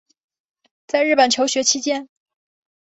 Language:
Chinese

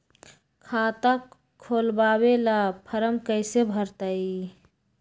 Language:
Magahi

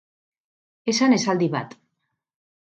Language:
Basque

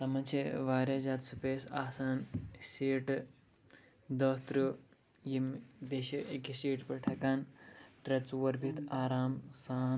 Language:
Kashmiri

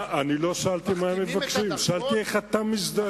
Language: Hebrew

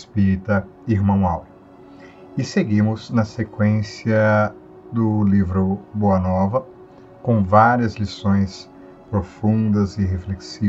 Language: Portuguese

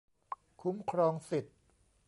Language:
Thai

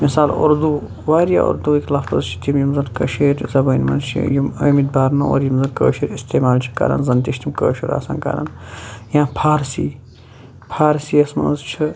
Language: Kashmiri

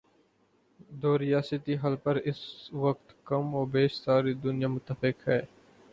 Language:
Urdu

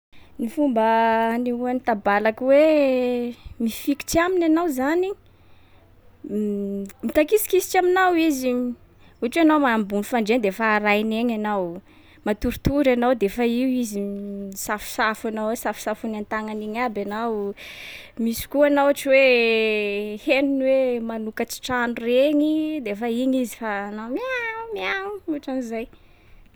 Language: Sakalava Malagasy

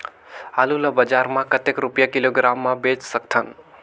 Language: Chhattisgarhi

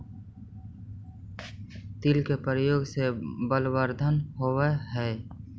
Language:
Magahi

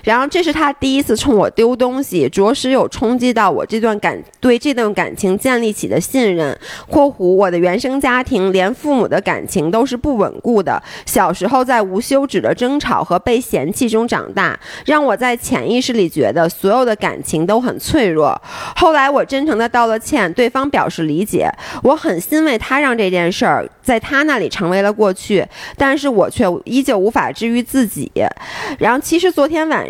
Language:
Chinese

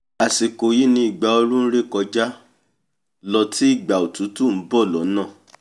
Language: Yoruba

